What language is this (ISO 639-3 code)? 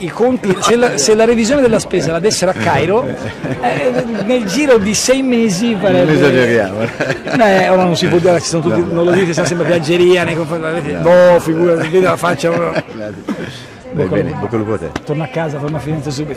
ita